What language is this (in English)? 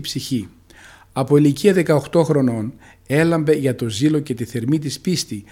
Greek